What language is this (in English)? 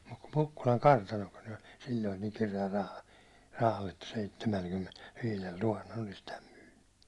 Finnish